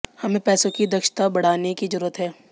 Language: Hindi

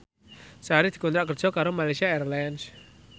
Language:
Javanese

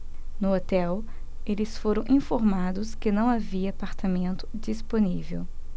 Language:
Portuguese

